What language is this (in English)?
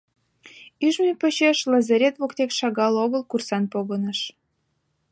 Mari